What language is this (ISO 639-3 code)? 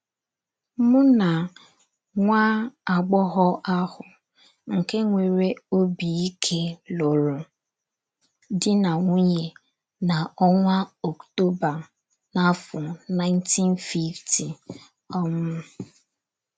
ibo